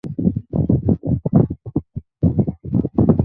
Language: Bangla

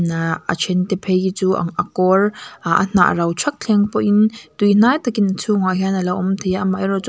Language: Mizo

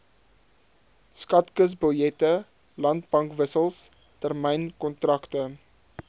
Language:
Afrikaans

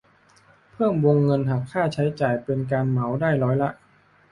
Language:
Thai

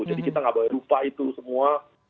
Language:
Indonesian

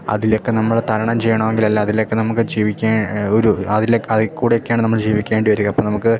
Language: Malayalam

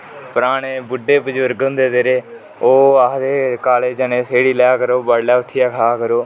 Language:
Dogri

